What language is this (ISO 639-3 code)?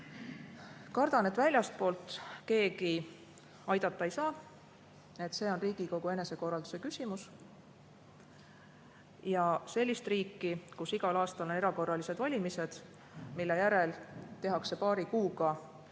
est